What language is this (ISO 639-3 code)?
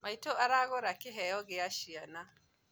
kik